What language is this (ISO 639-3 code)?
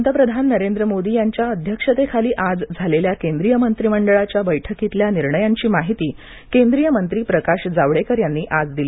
mar